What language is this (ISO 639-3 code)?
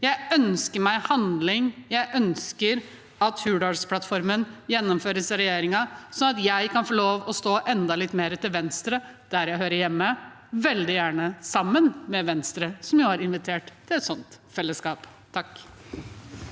nor